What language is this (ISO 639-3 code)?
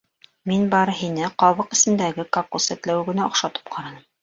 bak